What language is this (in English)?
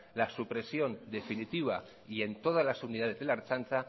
Spanish